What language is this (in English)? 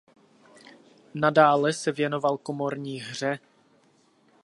Czech